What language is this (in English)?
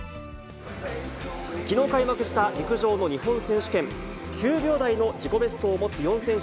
Japanese